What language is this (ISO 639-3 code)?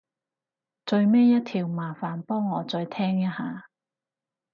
yue